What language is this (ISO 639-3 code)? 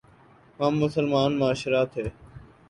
urd